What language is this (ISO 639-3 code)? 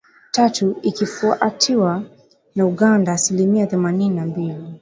swa